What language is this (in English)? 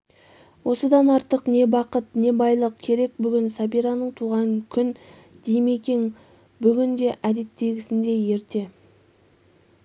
Kazakh